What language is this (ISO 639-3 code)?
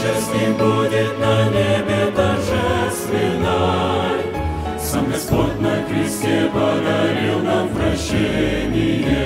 ron